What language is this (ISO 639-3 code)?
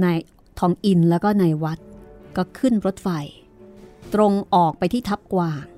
tha